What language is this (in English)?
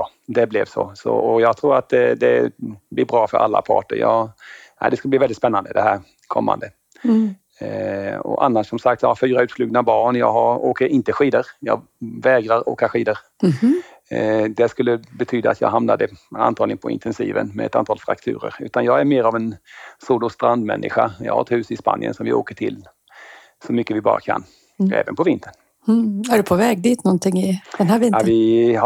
Swedish